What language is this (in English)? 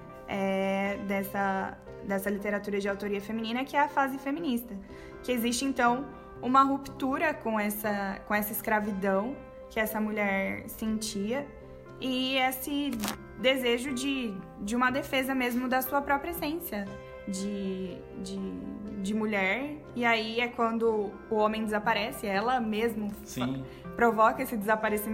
Portuguese